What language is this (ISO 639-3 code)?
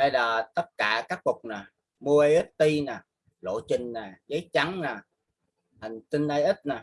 vie